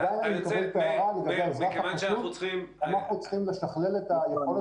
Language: Hebrew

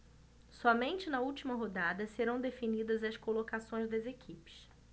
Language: Portuguese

